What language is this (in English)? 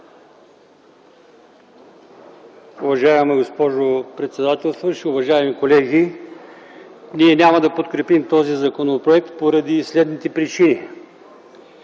Bulgarian